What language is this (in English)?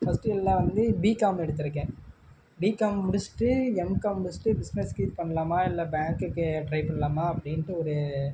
Tamil